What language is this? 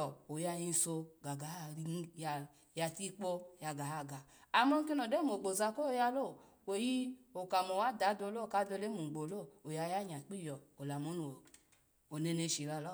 Alago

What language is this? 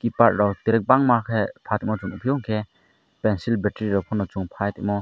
Kok Borok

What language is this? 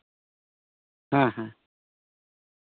Santali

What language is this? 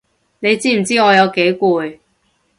Cantonese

